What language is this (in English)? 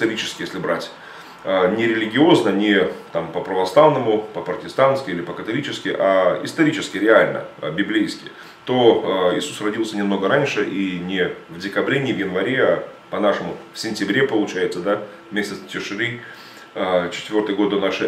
Russian